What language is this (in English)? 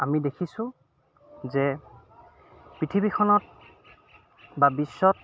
Assamese